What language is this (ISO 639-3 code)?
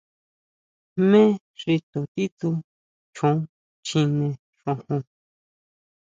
mau